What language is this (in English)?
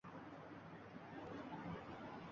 Uzbek